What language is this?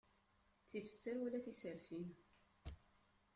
Kabyle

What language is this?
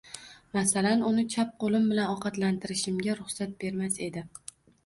Uzbek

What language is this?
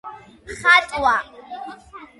Georgian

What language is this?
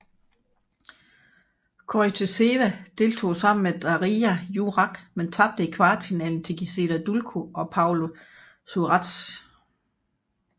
Danish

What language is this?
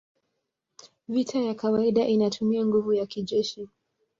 Swahili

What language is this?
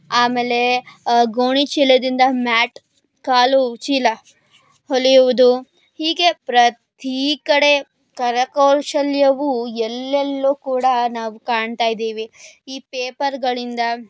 Kannada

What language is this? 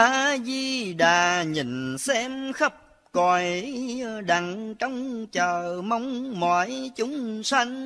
Vietnamese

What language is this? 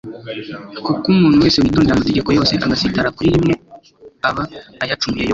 Kinyarwanda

